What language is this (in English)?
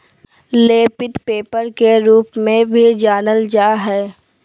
Magahi